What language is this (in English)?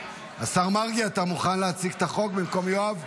Hebrew